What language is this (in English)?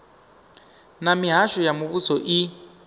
Venda